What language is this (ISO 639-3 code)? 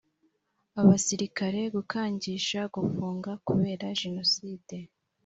kin